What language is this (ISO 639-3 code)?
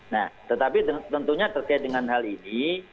ind